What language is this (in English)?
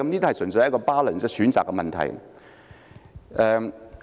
Cantonese